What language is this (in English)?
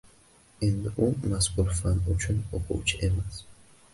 Uzbek